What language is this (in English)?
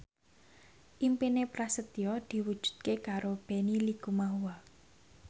Javanese